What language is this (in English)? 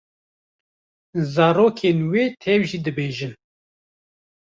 Kurdish